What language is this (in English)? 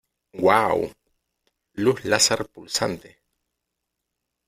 Spanish